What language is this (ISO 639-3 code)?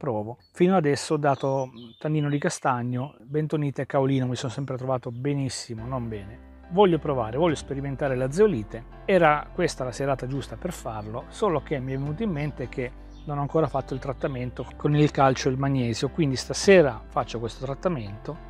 ita